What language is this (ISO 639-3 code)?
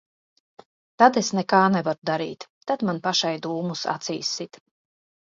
lav